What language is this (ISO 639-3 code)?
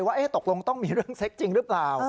tha